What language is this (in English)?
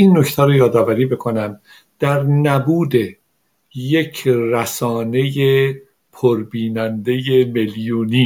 Persian